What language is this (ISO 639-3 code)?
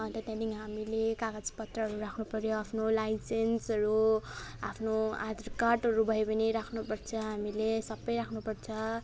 nep